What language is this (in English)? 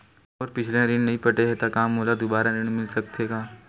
Chhattisgarhi